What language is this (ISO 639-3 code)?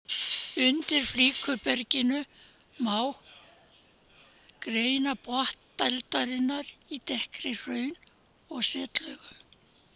isl